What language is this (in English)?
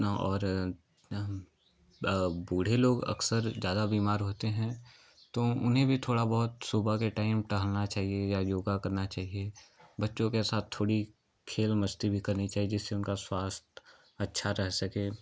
Hindi